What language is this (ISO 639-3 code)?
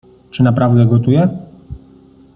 pol